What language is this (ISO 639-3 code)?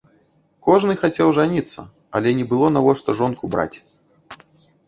bel